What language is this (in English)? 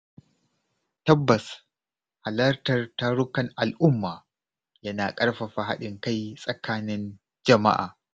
Hausa